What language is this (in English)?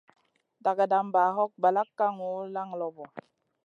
Masana